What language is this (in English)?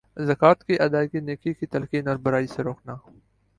Urdu